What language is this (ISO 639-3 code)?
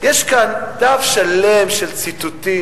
heb